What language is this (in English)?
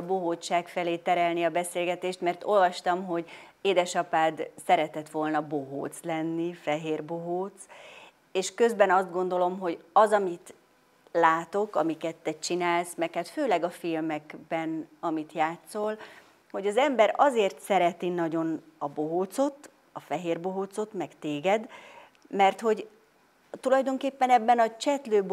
Hungarian